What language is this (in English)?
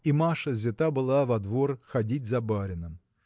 Russian